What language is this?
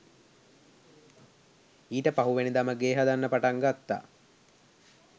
Sinhala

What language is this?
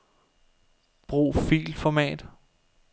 Danish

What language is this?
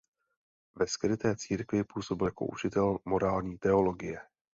Czech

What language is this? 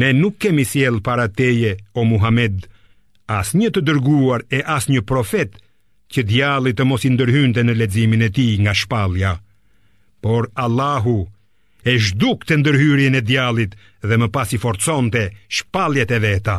Romanian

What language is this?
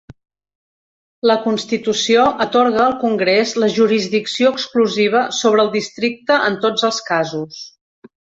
Catalan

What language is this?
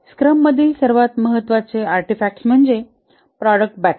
Marathi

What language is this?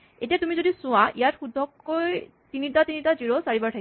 Assamese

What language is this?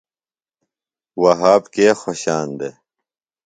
Phalura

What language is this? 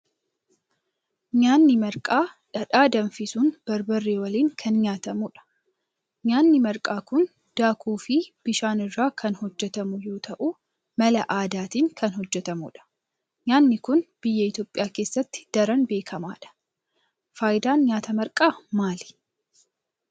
Oromo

